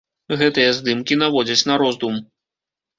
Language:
Belarusian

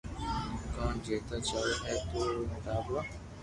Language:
Loarki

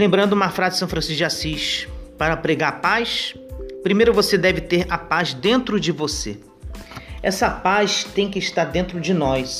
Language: Portuguese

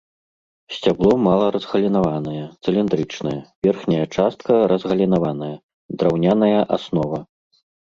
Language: Belarusian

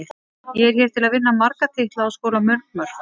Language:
Icelandic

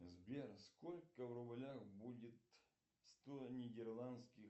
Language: Russian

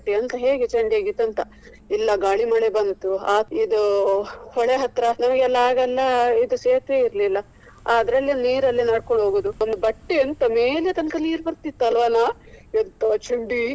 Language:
Kannada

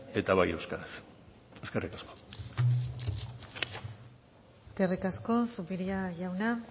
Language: Basque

